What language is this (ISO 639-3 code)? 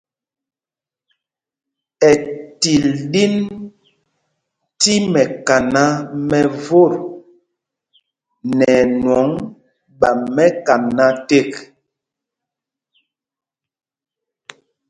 mgg